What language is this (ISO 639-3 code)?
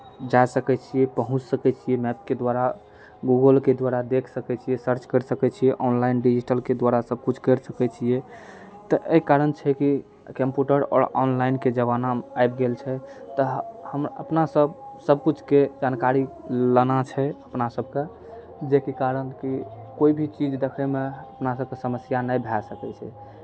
mai